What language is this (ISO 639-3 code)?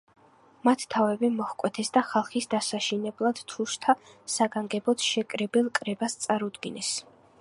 kat